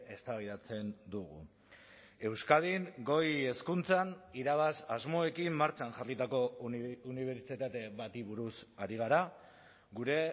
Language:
Basque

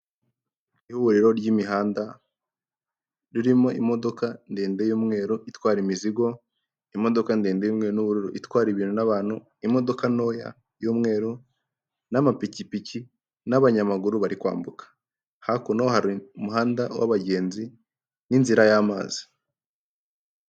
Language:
Kinyarwanda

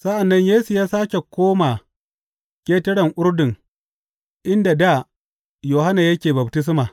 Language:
Hausa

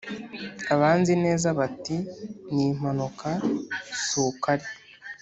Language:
Kinyarwanda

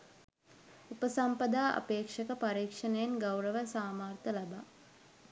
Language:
Sinhala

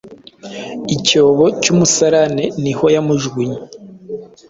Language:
Kinyarwanda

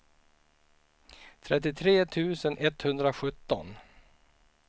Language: Swedish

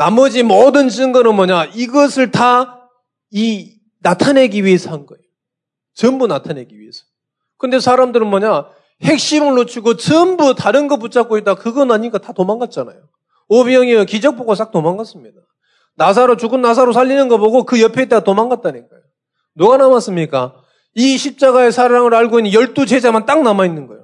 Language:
Korean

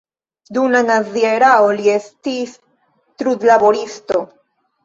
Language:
Esperanto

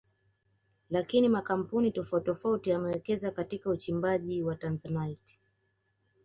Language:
Swahili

